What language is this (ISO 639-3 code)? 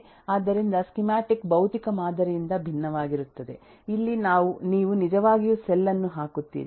kan